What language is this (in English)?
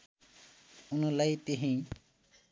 Nepali